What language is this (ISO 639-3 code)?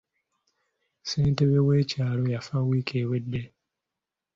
lug